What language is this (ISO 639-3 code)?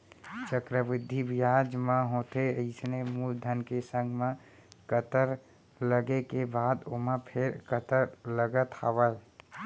hne